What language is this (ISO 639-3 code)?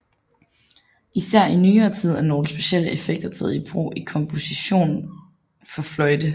dan